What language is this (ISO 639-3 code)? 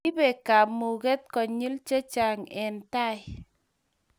kln